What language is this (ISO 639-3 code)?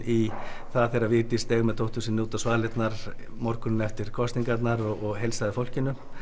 isl